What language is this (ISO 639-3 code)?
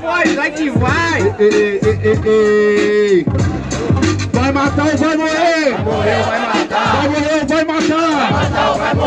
por